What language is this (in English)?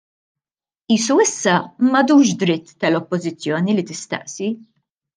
Maltese